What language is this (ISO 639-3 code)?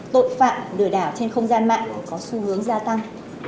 vie